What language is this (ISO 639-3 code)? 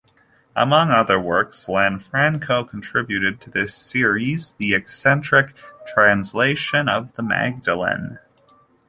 eng